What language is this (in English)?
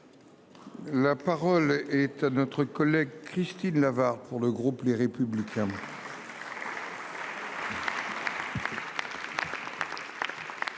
French